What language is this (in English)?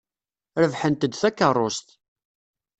Kabyle